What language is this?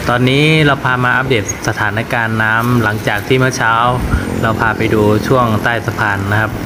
Thai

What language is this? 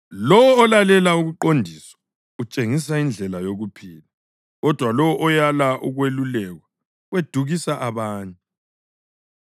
North Ndebele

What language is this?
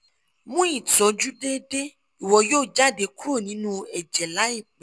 Yoruba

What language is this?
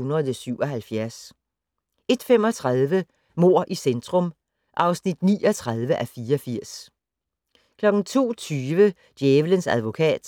Danish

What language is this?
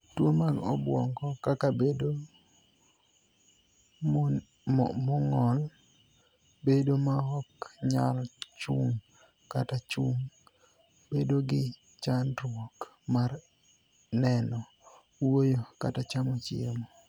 Luo (Kenya and Tanzania)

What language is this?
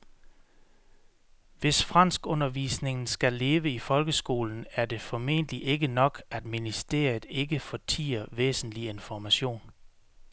Danish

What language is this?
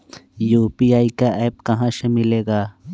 Magahi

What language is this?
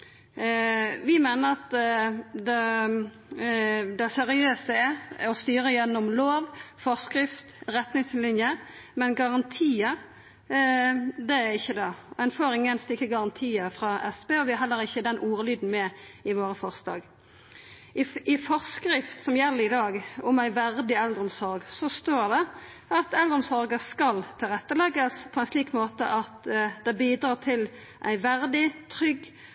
Norwegian Nynorsk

